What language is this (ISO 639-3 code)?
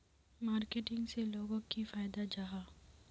mag